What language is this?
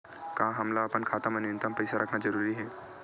Chhattisgarhi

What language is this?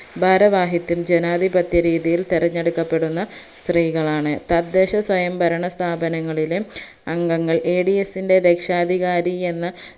Malayalam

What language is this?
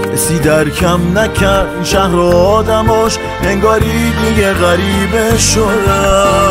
Persian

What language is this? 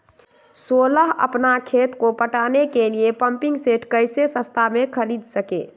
Magahi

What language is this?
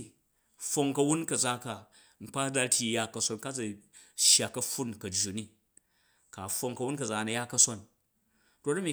Jju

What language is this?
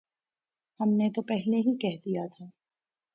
Urdu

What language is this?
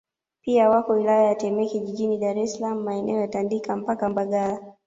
Swahili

